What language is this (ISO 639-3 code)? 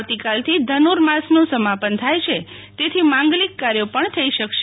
guj